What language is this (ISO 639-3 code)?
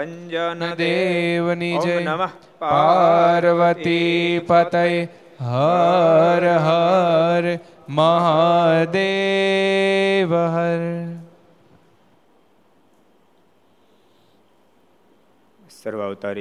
guj